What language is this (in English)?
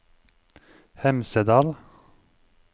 Norwegian